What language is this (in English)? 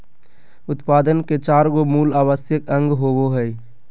Magahi